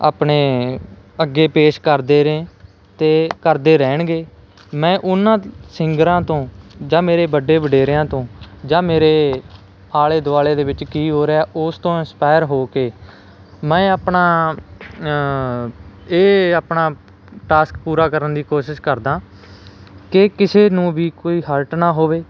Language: Punjabi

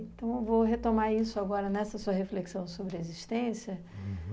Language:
Portuguese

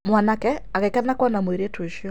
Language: Kikuyu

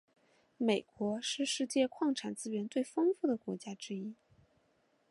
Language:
Chinese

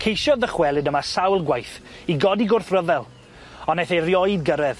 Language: Welsh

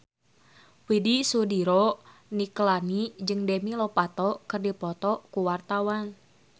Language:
Sundanese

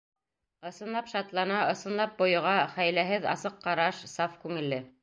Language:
Bashkir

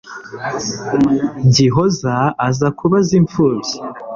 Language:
Kinyarwanda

